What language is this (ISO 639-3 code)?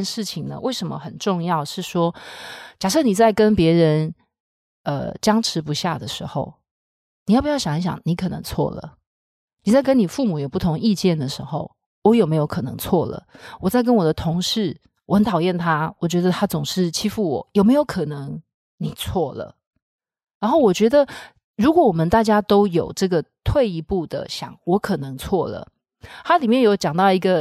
zho